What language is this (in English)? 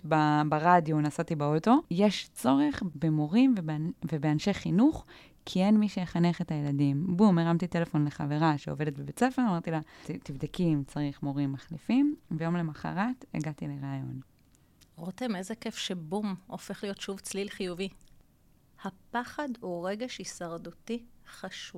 Hebrew